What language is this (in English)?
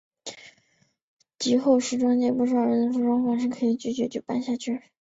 Chinese